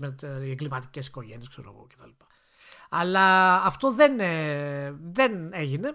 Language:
Greek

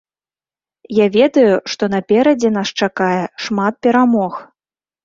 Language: Belarusian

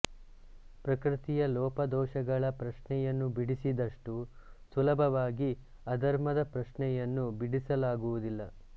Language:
Kannada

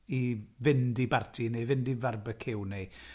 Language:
Welsh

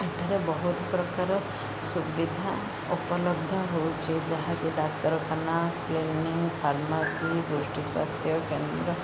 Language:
Odia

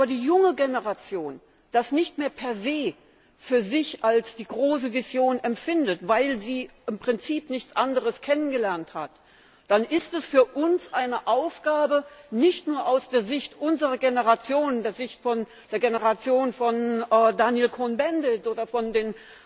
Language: German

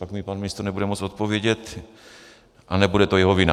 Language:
Czech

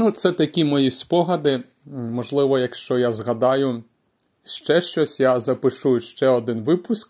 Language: Ukrainian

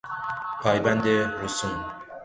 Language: Persian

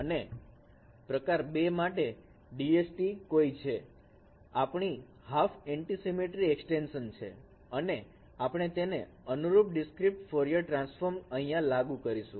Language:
Gujarati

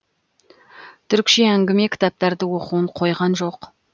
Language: Kazakh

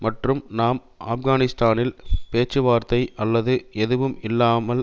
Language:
Tamil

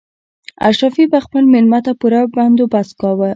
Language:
Pashto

